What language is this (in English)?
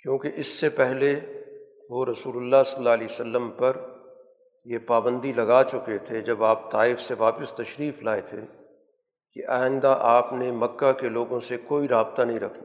Urdu